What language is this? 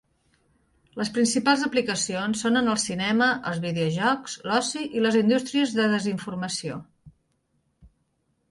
Catalan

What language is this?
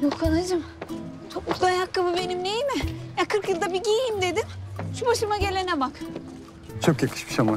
Turkish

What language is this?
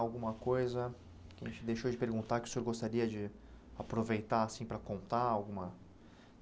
Portuguese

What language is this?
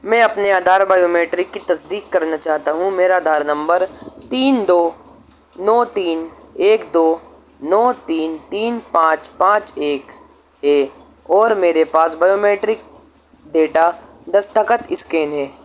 Urdu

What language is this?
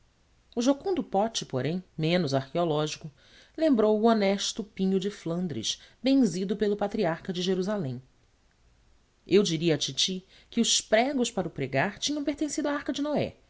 Portuguese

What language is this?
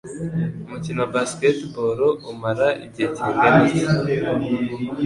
Kinyarwanda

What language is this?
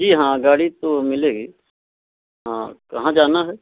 Hindi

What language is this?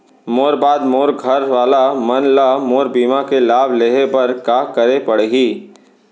Chhattisgarhi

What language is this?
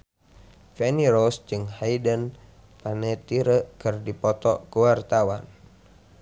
Sundanese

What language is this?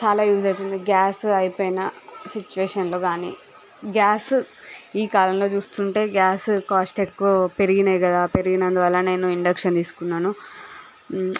Telugu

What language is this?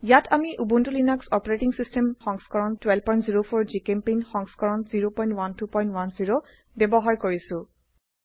Assamese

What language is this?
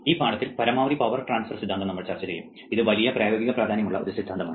Malayalam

